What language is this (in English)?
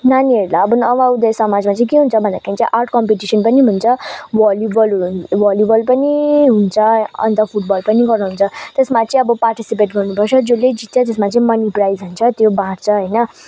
Nepali